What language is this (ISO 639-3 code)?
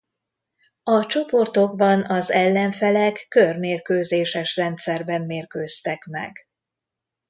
hun